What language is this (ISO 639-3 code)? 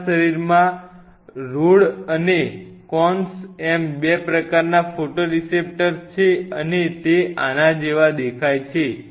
guj